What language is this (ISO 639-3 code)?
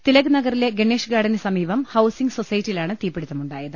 mal